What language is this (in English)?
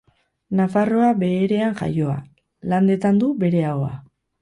Basque